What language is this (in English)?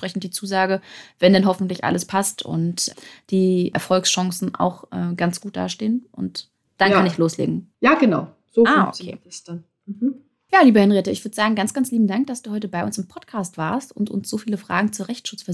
German